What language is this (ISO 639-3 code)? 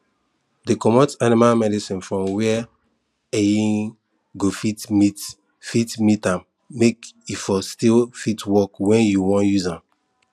pcm